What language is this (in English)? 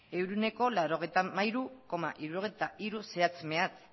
Basque